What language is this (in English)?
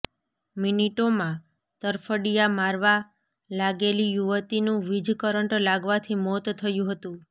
Gujarati